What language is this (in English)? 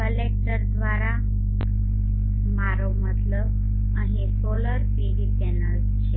Gujarati